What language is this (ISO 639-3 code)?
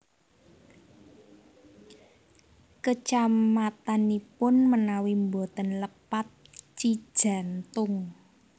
jav